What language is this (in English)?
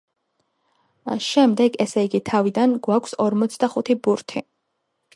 Georgian